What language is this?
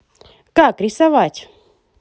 Russian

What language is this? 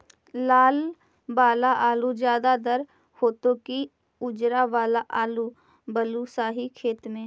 Magahi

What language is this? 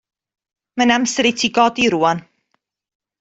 Welsh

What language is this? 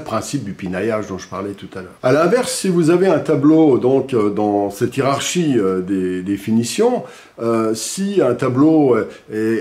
French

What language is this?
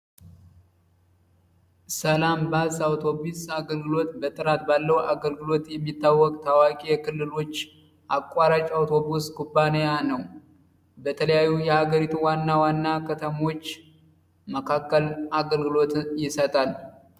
Amharic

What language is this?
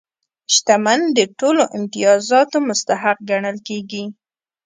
Pashto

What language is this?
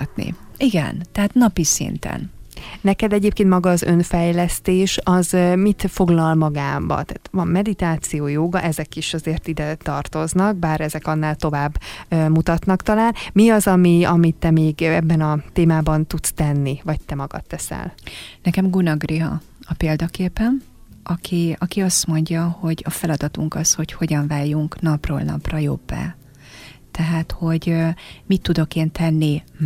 Hungarian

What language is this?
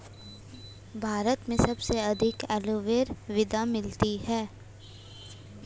Hindi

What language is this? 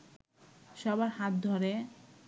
Bangla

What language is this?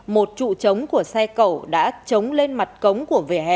Vietnamese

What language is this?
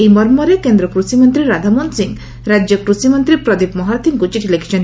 Odia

